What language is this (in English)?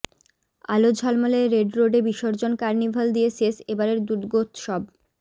Bangla